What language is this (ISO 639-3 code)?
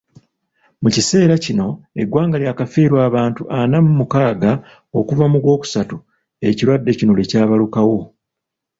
lug